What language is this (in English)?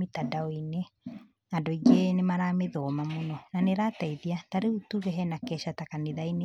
Kikuyu